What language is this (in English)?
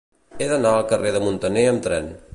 Catalan